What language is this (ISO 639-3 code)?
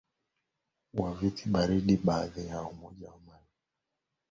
swa